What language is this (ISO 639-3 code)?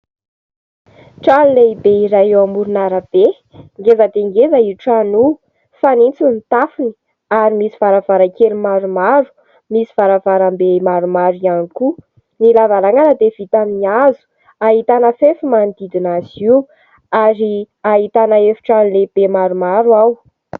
mlg